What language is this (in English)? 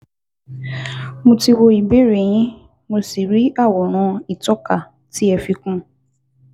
Yoruba